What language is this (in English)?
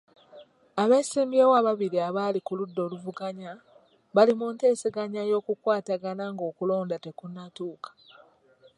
Ganda